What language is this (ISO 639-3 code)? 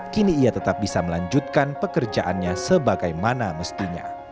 ind